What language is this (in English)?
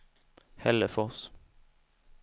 Swedish